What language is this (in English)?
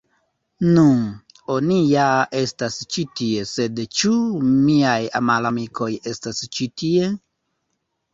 Esperanto